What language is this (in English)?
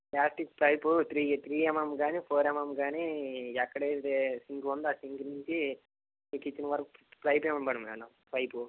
Telugu